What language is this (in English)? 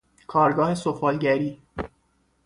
Persian